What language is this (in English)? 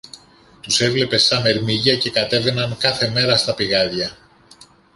Greek